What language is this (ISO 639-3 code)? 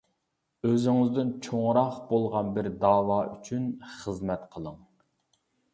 uig